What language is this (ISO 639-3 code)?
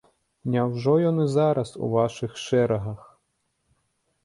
bel